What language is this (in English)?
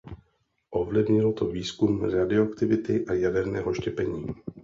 Czech